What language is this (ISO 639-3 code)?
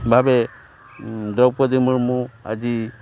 ori